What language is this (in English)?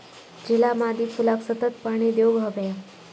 Marathi